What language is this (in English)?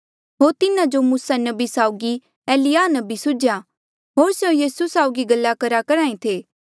Mandeali